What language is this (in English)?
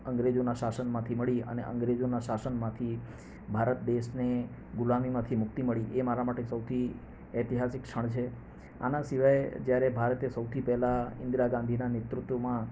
Gujarati